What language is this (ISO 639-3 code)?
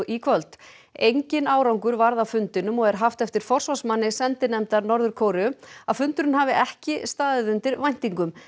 isl